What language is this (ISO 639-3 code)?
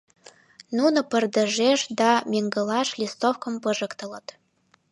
chm